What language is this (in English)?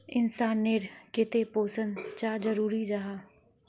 Magahi